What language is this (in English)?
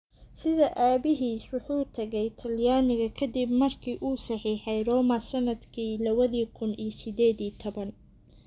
Somali